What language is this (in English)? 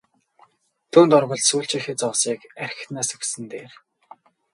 Mongolian